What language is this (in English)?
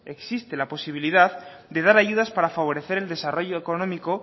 Spanish